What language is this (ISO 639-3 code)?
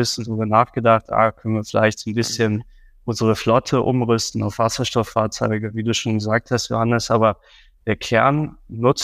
deu